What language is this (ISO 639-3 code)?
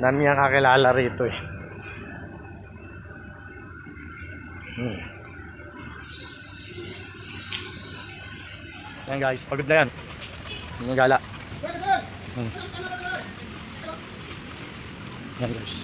fil